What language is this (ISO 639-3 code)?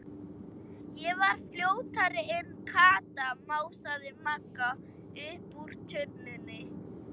isl